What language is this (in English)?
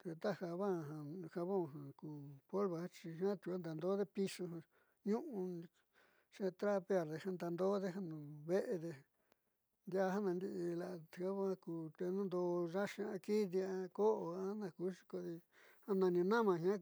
Southeastern Nochixtlán Mixtec